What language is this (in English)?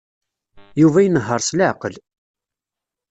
Kabyle